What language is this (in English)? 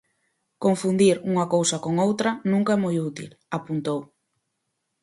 Galician